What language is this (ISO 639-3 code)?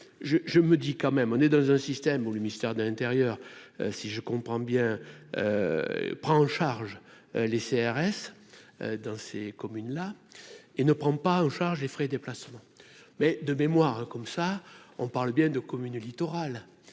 fra